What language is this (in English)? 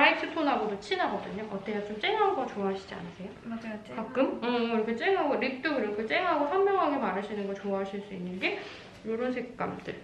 Korean